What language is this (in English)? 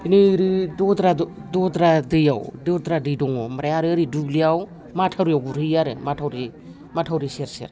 Bodo